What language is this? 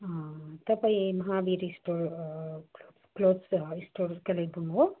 Nepali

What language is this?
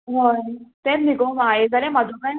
Konkani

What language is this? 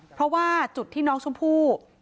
Thai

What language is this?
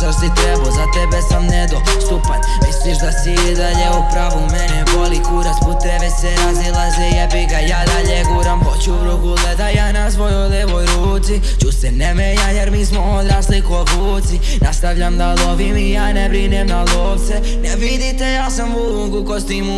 Bosnian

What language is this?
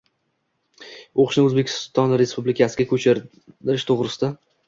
Uzbek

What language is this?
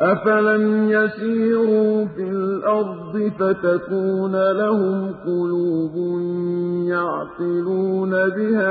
Arabic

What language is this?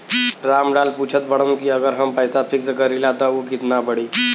Bhojpuri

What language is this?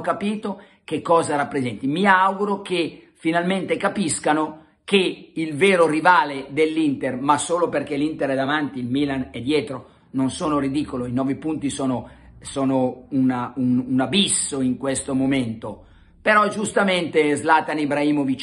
Italian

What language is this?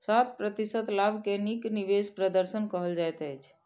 Maithili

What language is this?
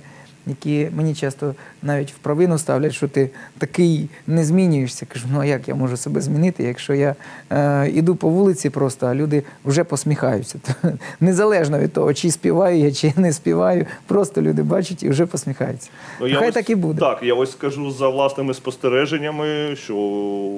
Ukrainian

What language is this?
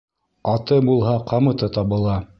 Bashkir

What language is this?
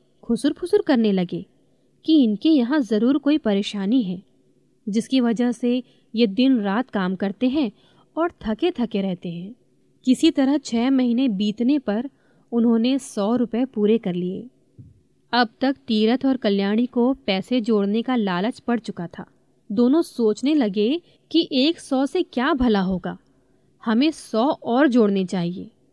Hindi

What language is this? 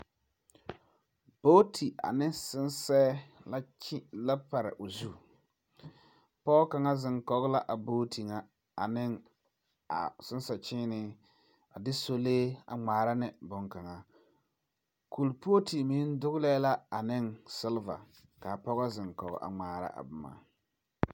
Southern Dagaare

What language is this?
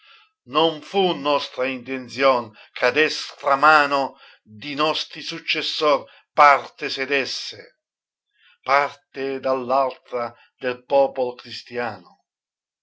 Italian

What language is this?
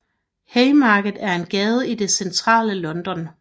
Danish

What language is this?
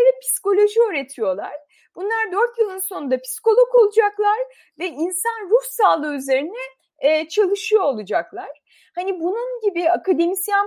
Turkish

